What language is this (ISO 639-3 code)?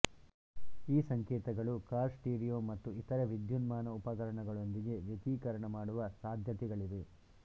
kan